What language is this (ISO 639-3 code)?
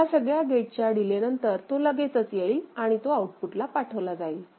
mar